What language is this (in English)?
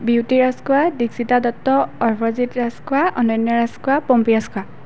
Assamese